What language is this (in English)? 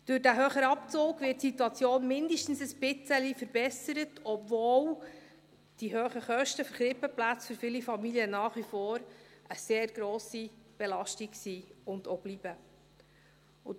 Swiss German